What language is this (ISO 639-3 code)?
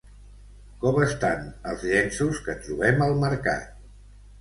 cat